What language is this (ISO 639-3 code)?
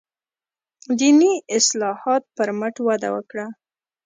pus